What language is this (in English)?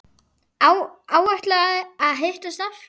Icelandic